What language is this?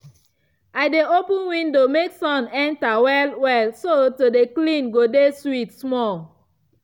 Nigerian Pidgin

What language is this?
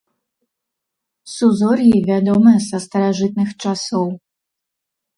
Belarusian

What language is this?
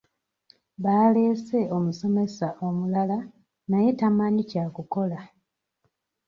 Ganda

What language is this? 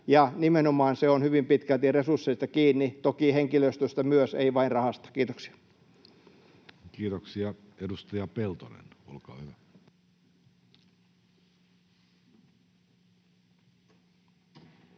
Finnish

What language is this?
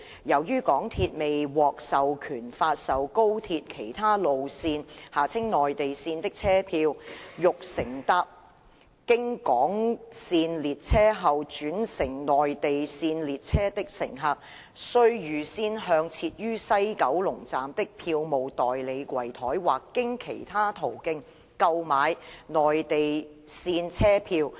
Cantonese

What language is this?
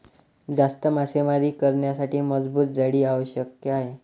Marathi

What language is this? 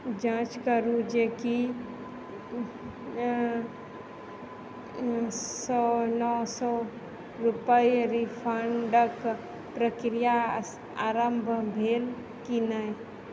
Maithili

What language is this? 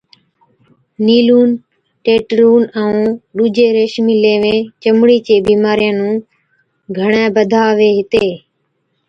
Od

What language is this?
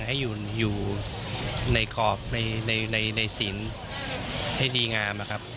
Thai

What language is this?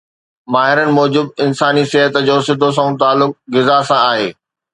Sindhi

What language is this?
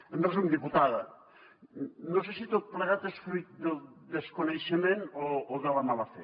Catalan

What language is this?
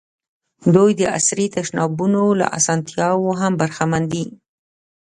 Pashto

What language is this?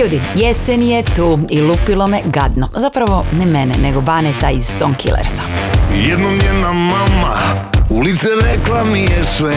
Croatian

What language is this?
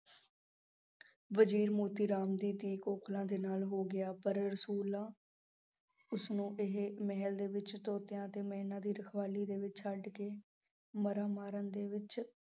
Punjabi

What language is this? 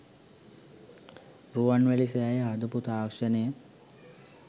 Sinhala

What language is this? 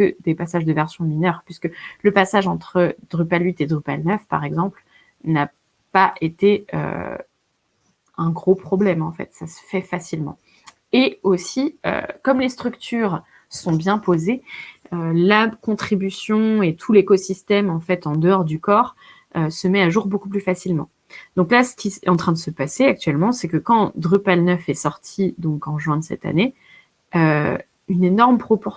French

